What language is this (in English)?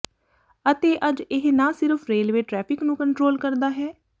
Punjabi